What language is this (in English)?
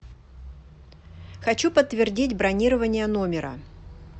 Russian